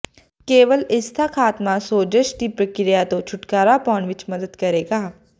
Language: Punjabi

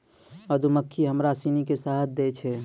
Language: Maithili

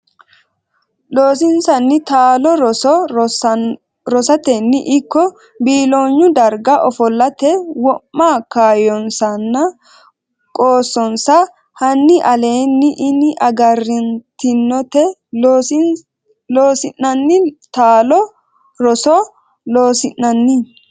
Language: Sidamo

